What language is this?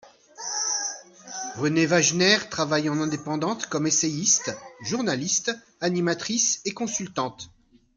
French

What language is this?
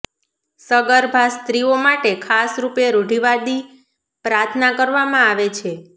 Gujarati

